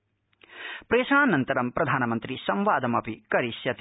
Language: Sanskrit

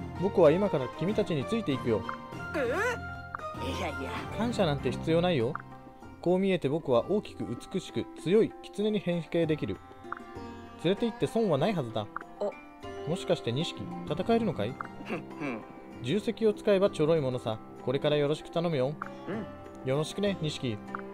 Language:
Japanese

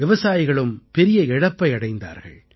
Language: Tamil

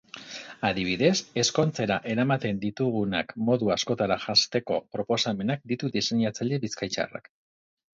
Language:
Basque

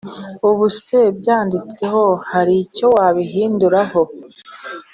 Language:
Kinyarwanda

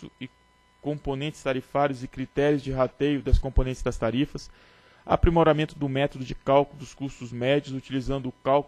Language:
Portuguese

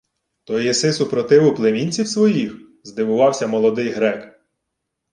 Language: Ukrainian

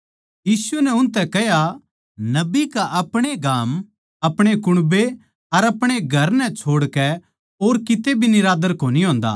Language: Haryanvi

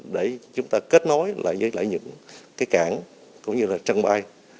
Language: Vietnamese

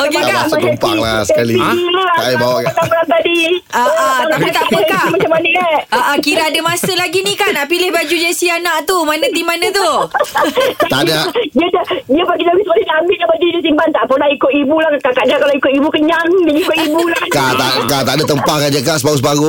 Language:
Malay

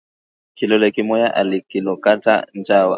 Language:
Swahili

